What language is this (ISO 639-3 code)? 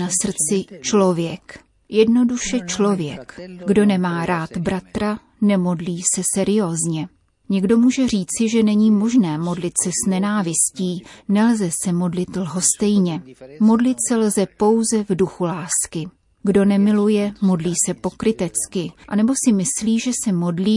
ces